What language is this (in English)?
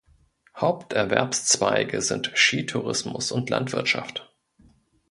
German